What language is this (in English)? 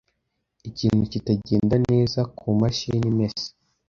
Kinyarwanda